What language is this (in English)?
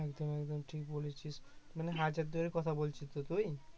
Bangla